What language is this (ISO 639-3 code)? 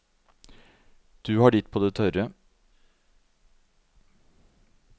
nor